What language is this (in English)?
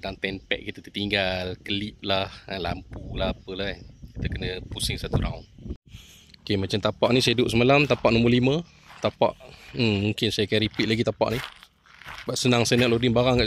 Malay